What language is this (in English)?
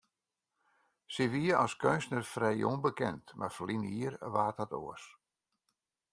Western Frisian